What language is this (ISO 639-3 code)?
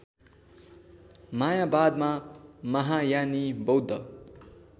nep